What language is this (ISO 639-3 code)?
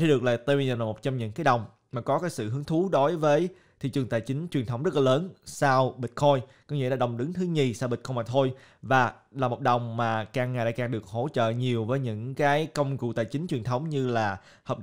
vie